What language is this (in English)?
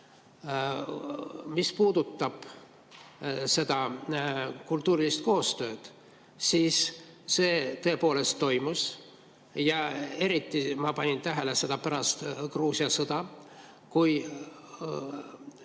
Estonian